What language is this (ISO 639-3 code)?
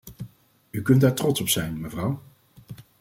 nld